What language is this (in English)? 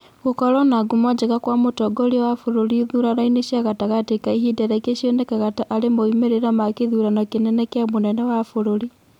Kikuyu